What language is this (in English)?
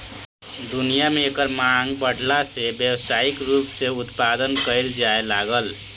Bhojpuri